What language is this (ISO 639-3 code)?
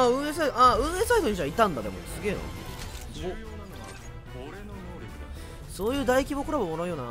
jpn